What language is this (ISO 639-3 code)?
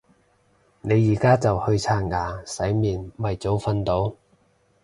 yue